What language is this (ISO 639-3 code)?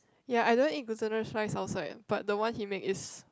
eng